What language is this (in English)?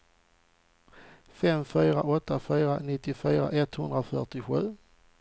Swedish